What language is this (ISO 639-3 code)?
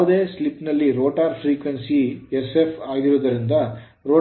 kan